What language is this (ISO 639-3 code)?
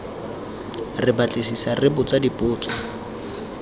tsn